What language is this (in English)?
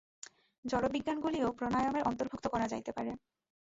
Bangla